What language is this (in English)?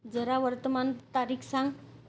Marathi